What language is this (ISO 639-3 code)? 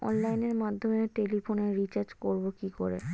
ben